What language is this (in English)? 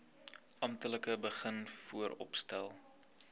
Afrikaans